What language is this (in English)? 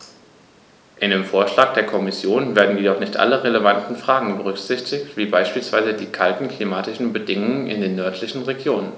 German